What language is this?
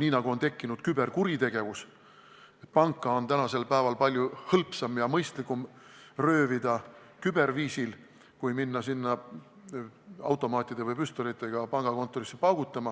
Estonian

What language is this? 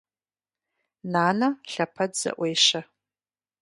Kabardian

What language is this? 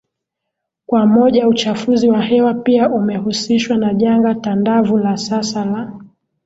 Swahili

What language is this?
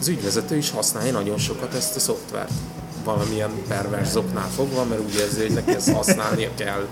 Hungarian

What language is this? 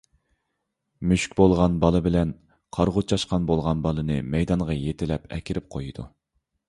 Uyghur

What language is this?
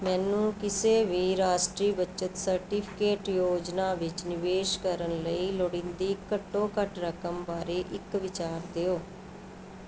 Punjabi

